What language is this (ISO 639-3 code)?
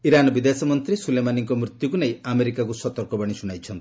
ori